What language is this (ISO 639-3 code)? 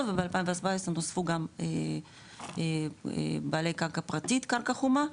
heb